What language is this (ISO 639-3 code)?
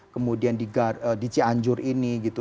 ind